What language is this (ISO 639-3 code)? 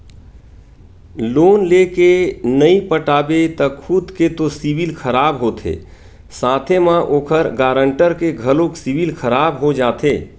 hne